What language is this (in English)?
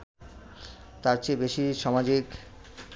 Bangla